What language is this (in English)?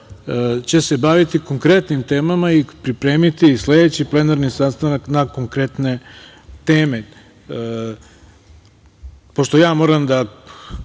Serbian